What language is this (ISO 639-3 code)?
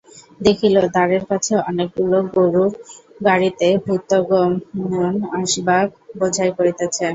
ben